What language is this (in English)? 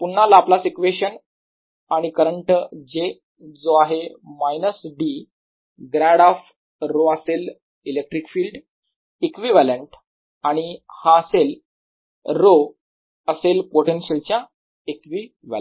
Marathi